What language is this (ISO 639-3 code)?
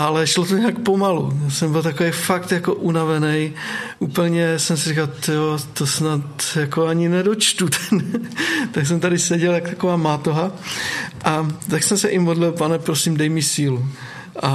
ces